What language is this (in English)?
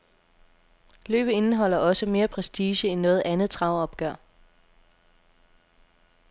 Danish